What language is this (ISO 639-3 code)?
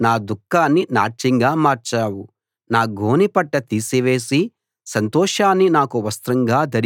tel